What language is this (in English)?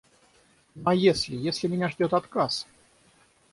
Russian